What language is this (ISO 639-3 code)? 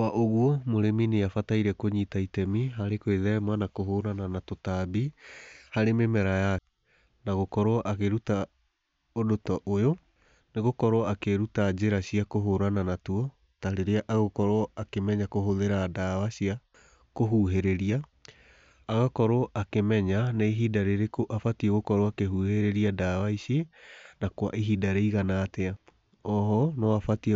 kik